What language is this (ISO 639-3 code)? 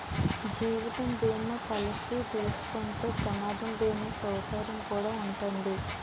tel